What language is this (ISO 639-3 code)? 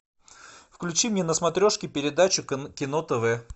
rus